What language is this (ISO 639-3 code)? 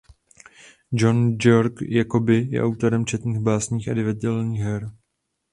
ces